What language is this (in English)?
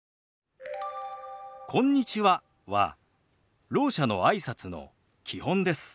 Japanese